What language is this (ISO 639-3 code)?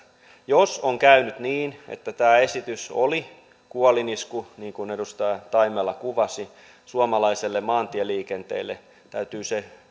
fin